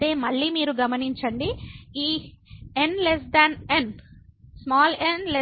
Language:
Telugu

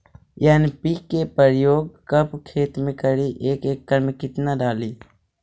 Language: Magahi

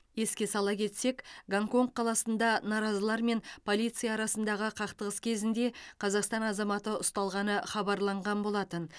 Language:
Kazakh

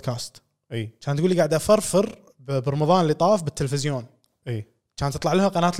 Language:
Arabic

